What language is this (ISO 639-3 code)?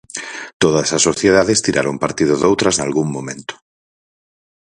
glg